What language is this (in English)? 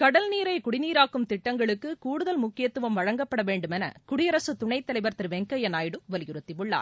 Tamil